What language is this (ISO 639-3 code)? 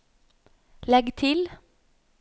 nor